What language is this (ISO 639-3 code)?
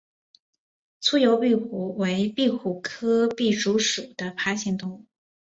zho